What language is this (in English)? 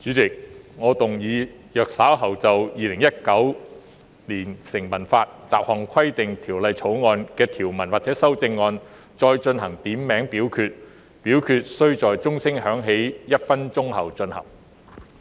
Cantonese